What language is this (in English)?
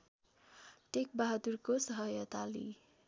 Nepali